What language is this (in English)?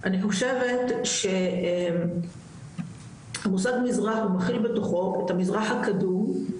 Hebrew